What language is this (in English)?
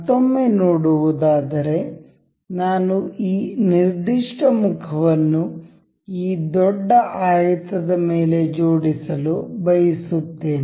Kannada